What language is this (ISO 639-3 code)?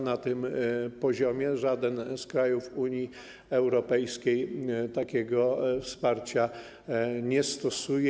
pol